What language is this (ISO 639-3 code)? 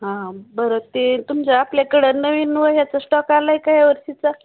mar